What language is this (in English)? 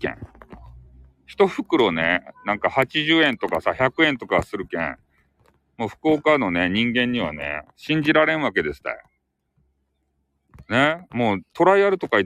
Japanese